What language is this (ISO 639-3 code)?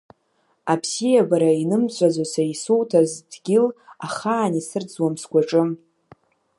abk